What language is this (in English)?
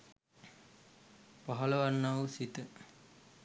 Sinhala